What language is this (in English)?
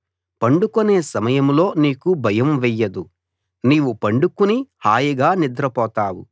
Telugu